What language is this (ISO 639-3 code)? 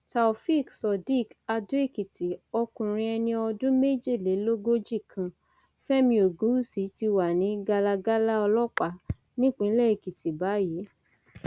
yor